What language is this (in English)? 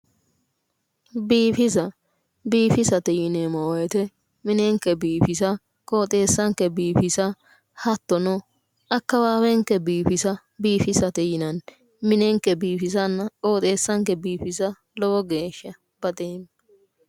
Sidamo